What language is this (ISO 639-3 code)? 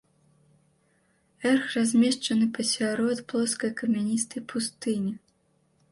bel